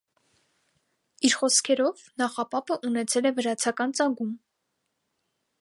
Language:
Armenian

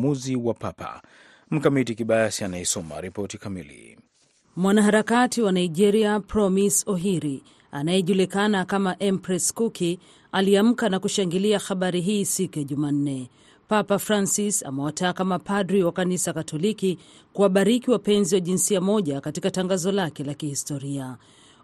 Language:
Swahili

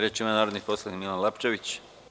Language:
Serbian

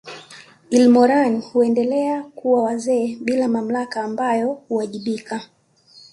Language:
Swahili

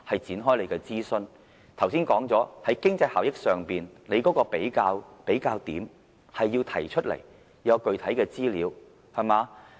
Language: Cantonese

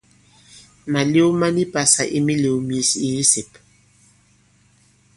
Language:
Bankon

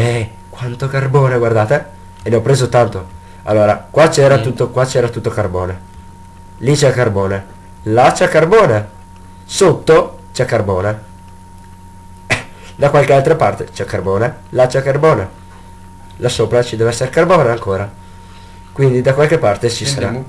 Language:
Italian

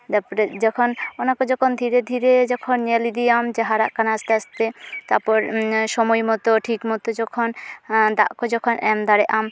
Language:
Santali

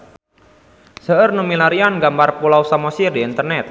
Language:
Sundanese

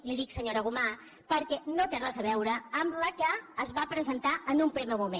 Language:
Catalan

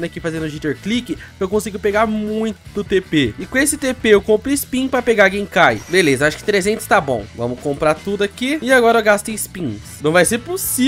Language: Portuguese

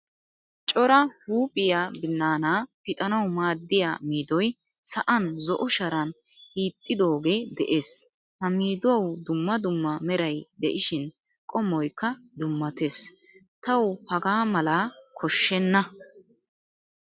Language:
Wolaytta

